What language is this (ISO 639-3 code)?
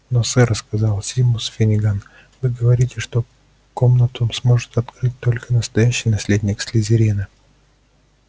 rus